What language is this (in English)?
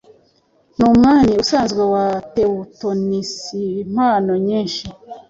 Kinyarwanda